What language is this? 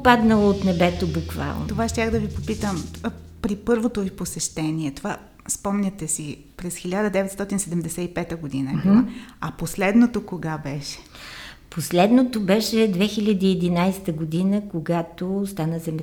Bulgarian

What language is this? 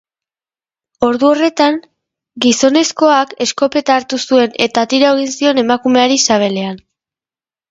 Basque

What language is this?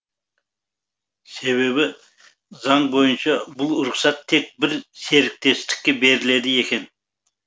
Kazakh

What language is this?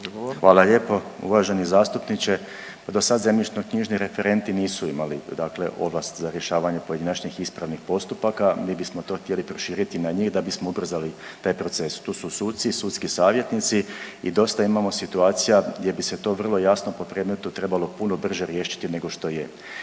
Croatian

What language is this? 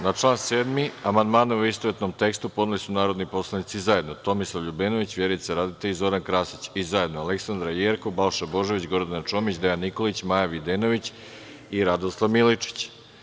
Serbian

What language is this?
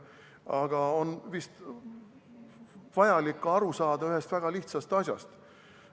Estonian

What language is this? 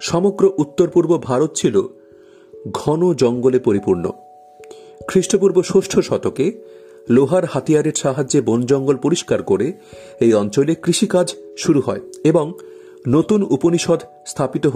Bangla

